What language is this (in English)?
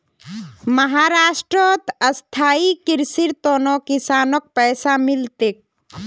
Magahi